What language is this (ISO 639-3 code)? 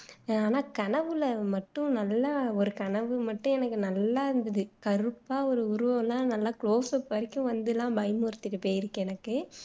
tam